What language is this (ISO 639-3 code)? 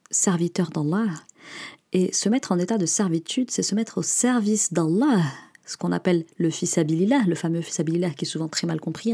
fra